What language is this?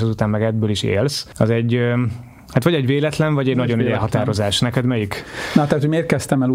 Hungarian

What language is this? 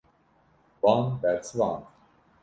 Kurdish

